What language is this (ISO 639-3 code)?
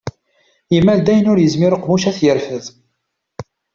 kab